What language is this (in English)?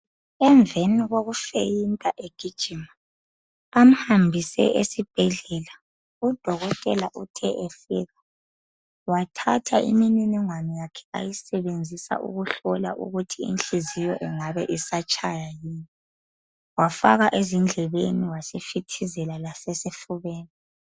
North Ndebele